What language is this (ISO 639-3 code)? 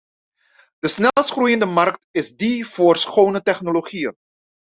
nld